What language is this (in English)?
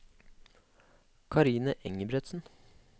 Norwegian